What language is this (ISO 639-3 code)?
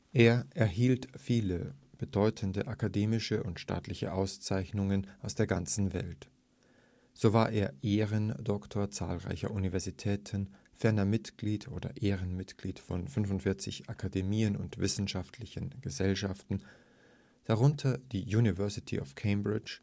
deu